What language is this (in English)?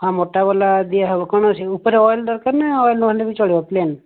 Odia